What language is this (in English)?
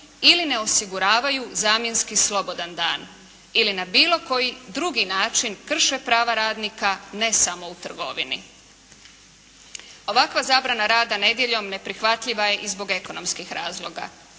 Croatian